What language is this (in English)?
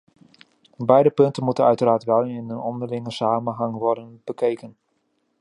Dutch